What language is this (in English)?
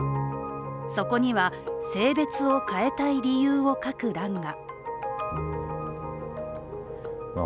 Japanese